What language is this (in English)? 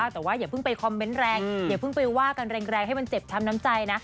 Thai